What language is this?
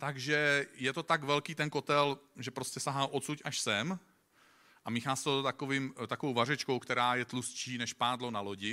Czech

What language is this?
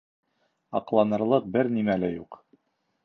Bashkir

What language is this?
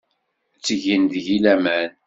Kabyle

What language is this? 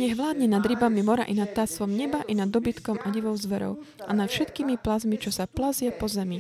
Slovak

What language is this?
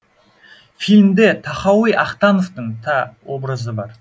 Kazakh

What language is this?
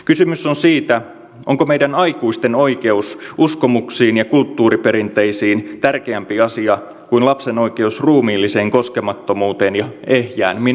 Finnish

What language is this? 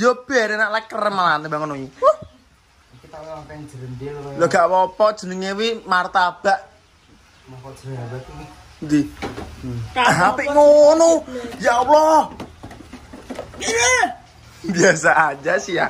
Indonesian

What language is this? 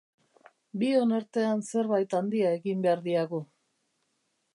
Basque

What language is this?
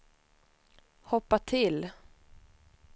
Swedish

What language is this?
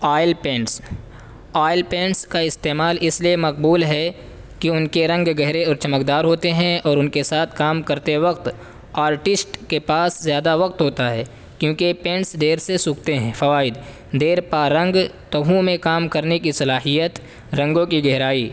Urdu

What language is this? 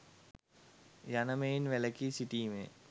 Sinhala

